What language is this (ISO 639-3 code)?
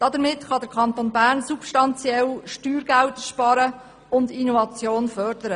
gsw